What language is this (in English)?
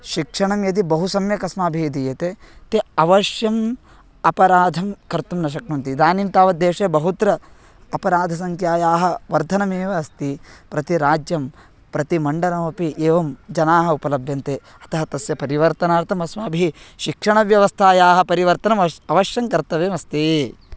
Sanskrit